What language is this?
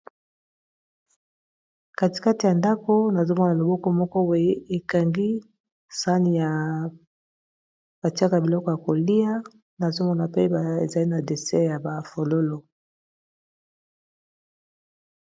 Lingala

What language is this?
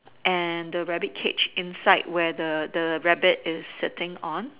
English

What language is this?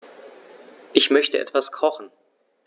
German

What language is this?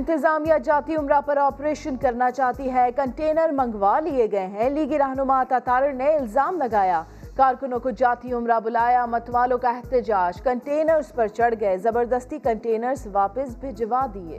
Urdu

